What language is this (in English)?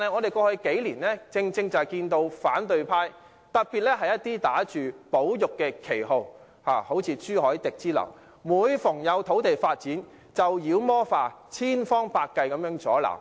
Cantonese